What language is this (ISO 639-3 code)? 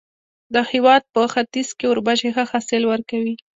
pus